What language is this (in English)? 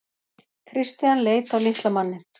Icelandic